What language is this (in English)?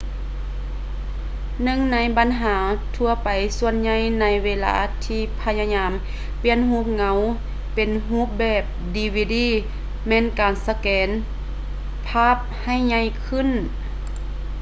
Lao